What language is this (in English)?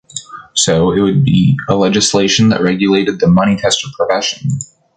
English